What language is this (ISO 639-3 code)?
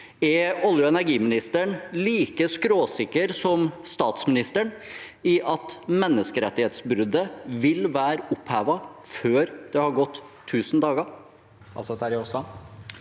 nor